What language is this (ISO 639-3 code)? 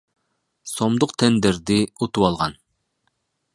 kir